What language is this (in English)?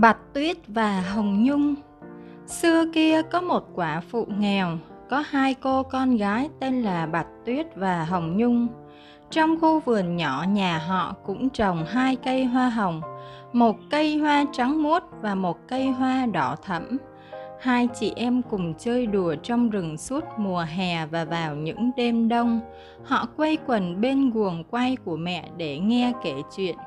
Vietnamese